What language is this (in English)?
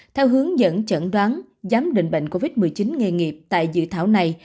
Vietnamese